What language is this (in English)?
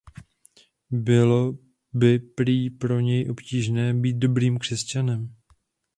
Czech